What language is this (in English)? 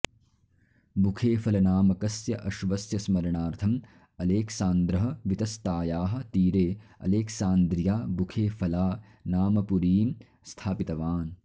Sanskrit